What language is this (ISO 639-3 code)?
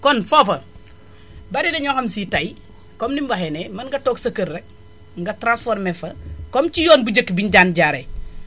wol